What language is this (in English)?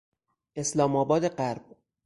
Persian